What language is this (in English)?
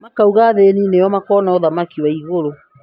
Kikuyu